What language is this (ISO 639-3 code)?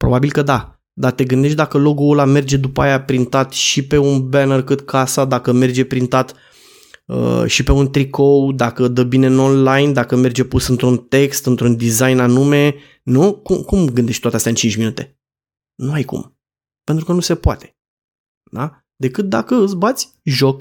ron